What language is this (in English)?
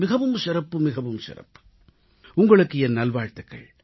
Tamil